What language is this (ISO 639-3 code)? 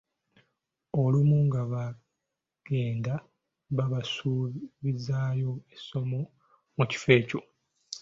lug